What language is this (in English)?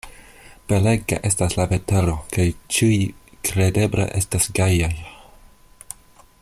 Esperanto